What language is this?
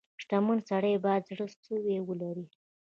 Pashto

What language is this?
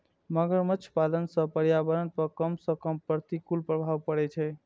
Maithili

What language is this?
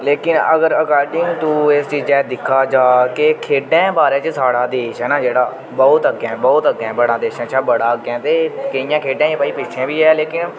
Dogri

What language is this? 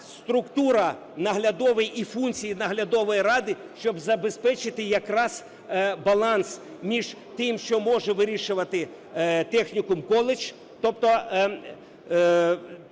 Ukrainian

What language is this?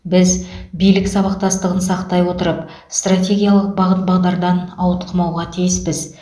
Kazakh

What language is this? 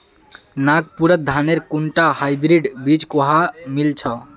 Magahi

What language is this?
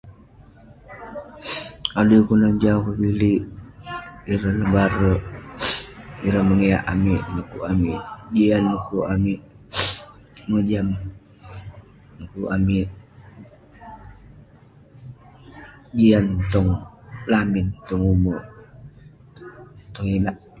Western Penan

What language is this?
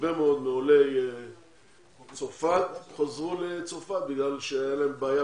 Hebrew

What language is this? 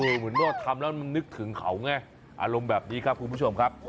Thai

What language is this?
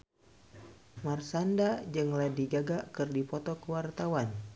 Sundanese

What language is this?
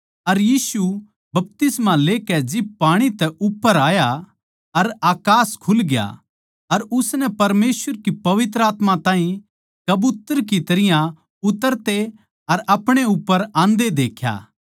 Haryanvi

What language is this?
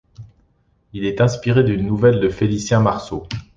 French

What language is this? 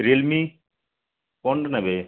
Odia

